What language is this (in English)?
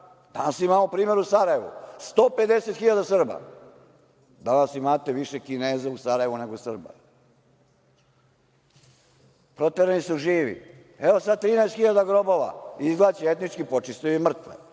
Serbian